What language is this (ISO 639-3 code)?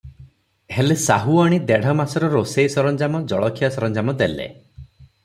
ori